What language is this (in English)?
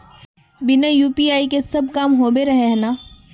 Magahi